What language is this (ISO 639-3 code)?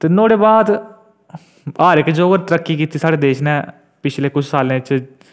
doi